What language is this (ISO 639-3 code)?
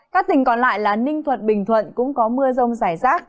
vie